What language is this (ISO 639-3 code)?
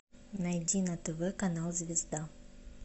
rus